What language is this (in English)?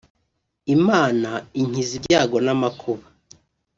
Kinyarwanda